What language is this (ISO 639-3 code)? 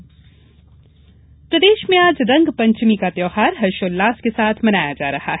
hin